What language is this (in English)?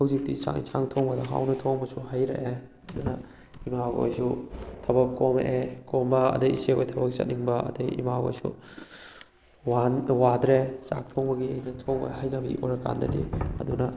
Manipuri